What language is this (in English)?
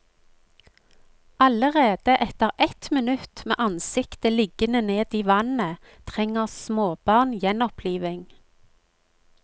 Norwegian